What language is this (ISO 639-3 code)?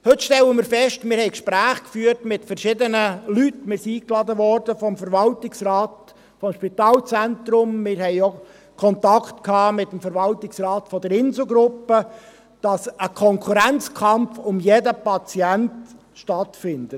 gsw